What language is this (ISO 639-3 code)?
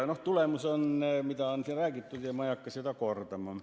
est